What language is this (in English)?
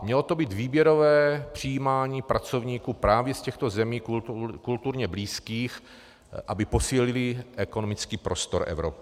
Czech